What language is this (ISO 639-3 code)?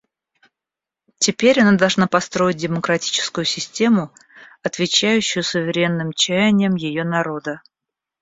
rus